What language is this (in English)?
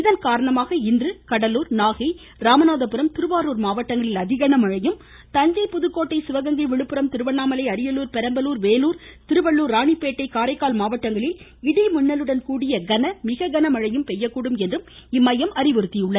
Tamil